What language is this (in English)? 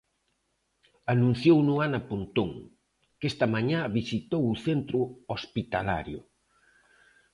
Galician